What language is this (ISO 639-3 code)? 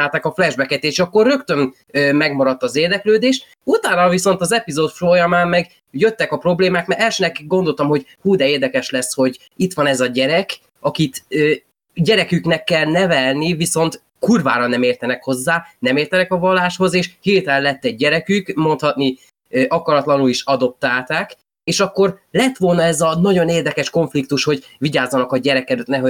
hun